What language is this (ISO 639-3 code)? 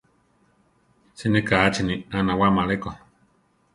tar